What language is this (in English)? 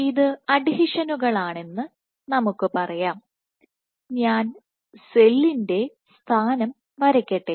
Malayalam